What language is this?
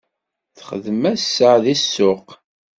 Kabyle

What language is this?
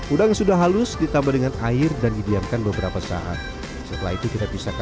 Indonesian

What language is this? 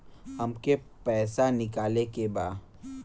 Bhojpuri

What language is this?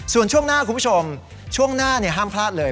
Thai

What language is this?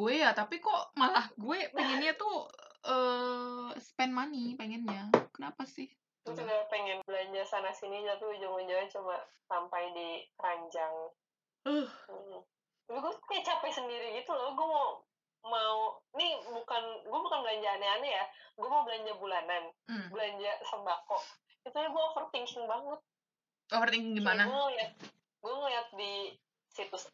Indonesian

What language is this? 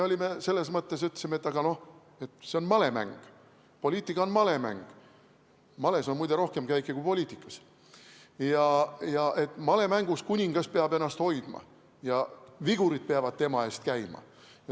Estonian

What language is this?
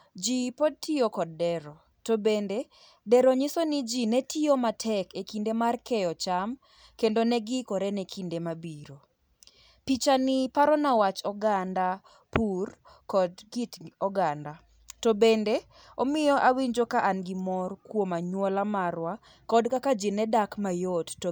Luo (Kenya and Tanzania)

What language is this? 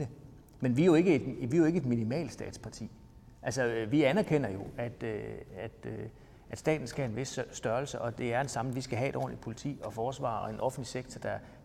Danish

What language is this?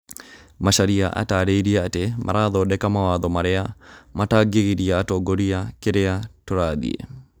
Kikuyu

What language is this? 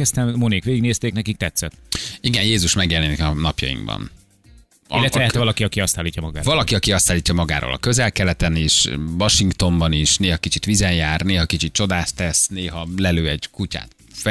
Hungarian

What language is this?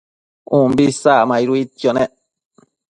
Matsés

